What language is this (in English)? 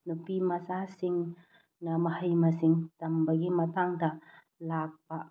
Manipuri